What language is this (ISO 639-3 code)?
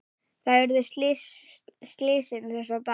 isl